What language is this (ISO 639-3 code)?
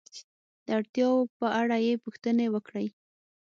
pus